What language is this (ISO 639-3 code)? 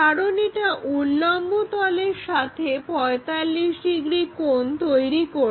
ben